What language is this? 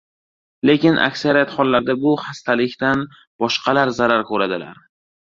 Uzbek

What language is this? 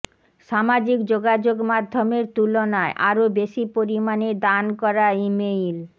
Bangla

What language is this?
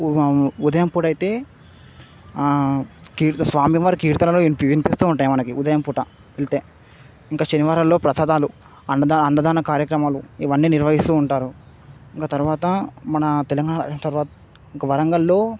Telugu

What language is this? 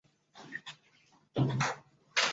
Chinese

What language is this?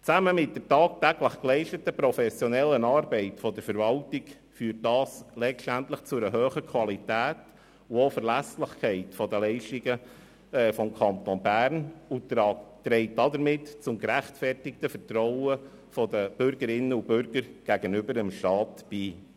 Swiss German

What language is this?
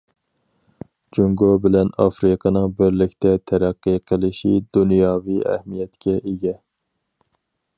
Uyghur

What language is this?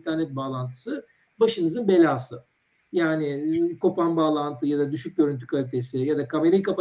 Turkish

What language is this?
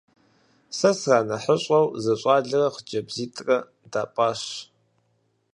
Kabardian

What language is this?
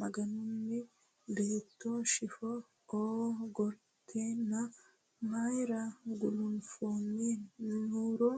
Sidamo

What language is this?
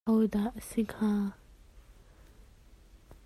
Hakha Chin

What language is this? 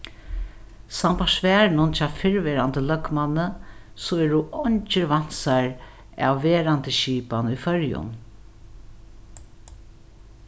Faroese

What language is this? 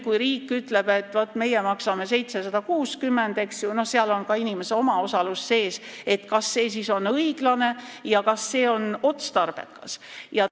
Estonian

